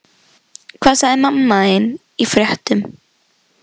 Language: Icelandic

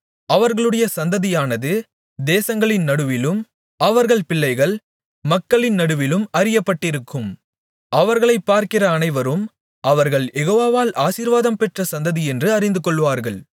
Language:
Tamil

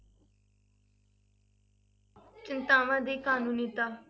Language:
Punjabi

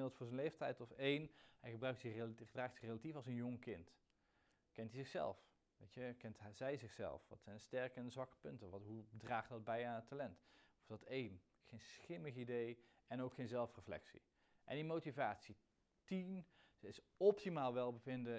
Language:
Dutch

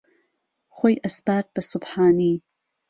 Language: Central Kurdish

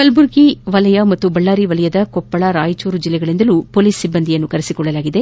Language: Kannada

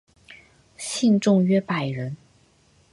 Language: Chinese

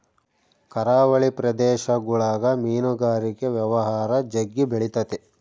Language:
Kannada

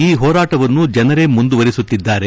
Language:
Kannada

